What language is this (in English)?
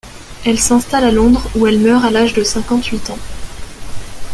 French